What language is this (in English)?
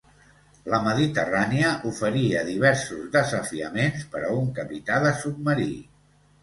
Catalan